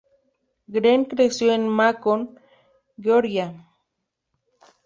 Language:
Spanish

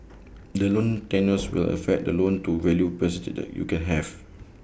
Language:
English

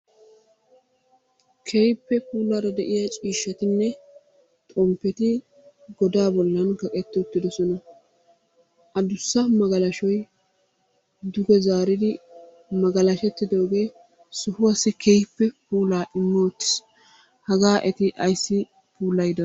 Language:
Wolaytta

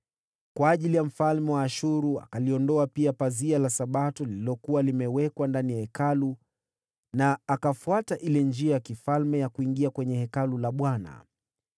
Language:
Swahili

